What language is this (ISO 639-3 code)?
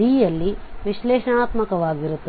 kan